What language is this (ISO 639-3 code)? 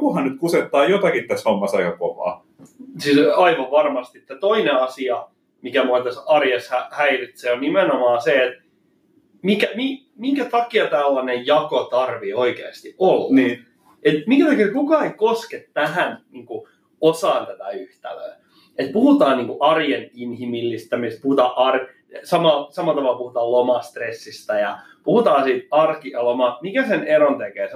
fin